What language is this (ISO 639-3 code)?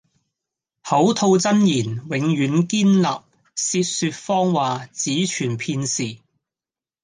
yue